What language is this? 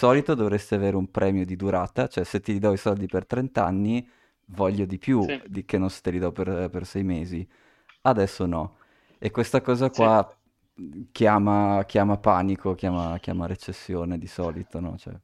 Italian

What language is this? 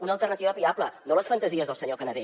Catalan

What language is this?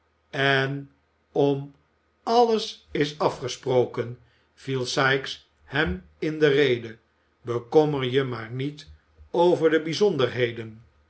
Dutch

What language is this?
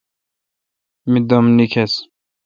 Kalkoti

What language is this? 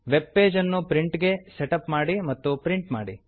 Kannada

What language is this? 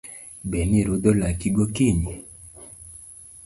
Luo (Kenya and Tanzania)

